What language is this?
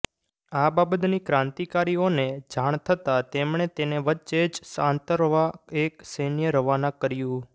Gujarati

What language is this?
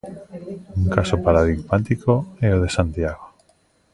Galician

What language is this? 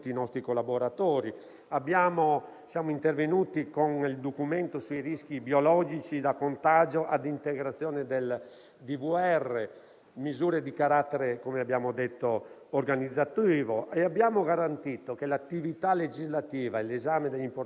Italian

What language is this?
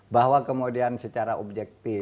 Indonesian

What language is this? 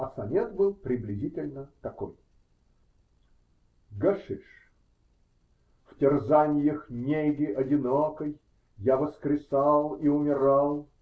Russian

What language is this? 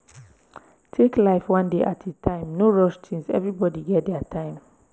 Nigerian Pidgin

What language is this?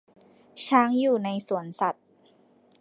Thai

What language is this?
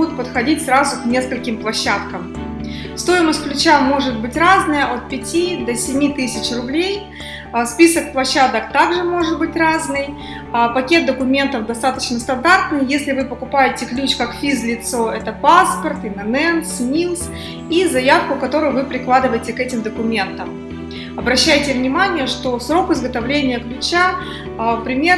Russian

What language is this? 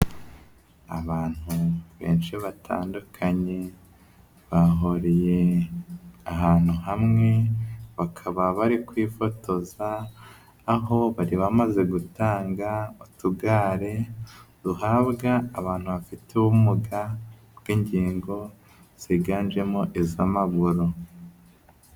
Kinyarwanda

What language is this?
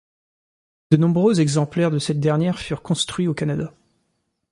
French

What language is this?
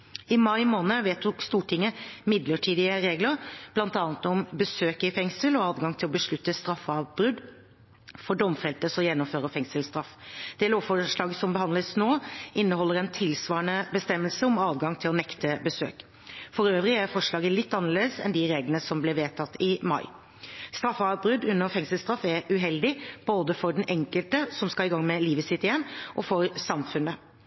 Norwegian Bokmål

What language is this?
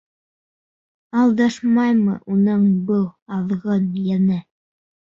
Bashkir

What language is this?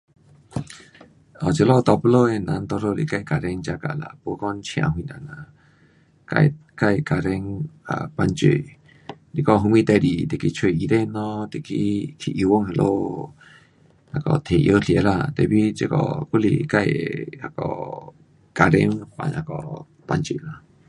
Pu-Xian Chinese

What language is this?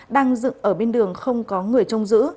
Vietnamese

